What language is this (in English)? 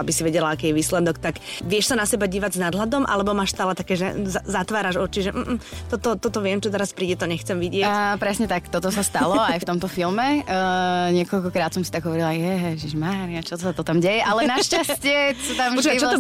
Slovak